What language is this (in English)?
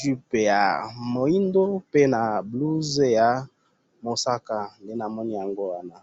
Lingala